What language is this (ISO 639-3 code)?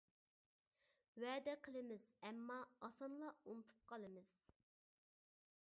uig